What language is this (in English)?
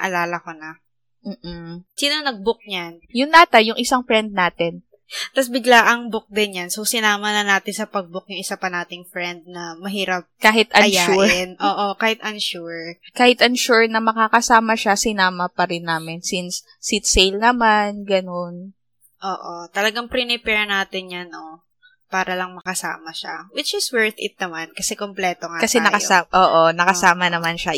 Filipino